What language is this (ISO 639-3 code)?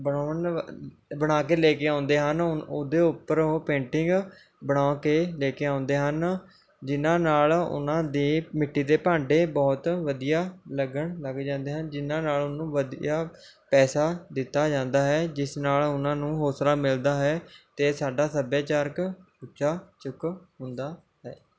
pan